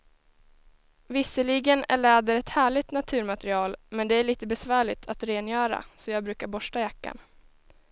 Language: Swedish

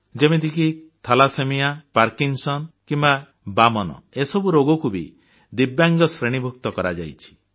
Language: Odia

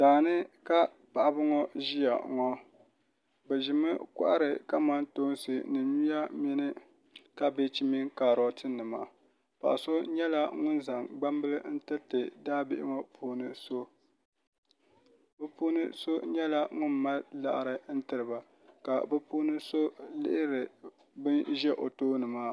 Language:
Dagbani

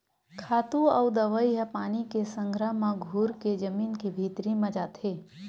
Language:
Chhattisgarhi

